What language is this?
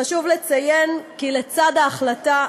Hebrew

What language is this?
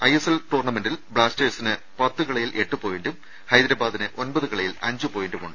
Malayalam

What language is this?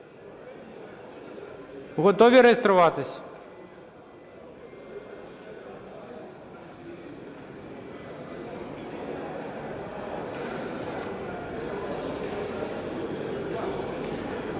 Ukrainian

